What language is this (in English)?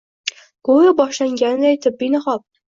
Uzbek